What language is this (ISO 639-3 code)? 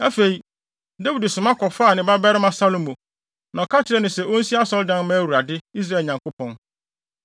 aka